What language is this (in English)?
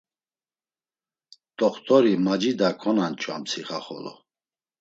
Laz